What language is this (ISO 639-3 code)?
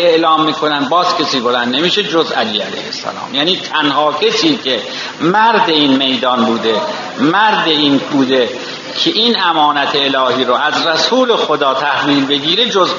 fas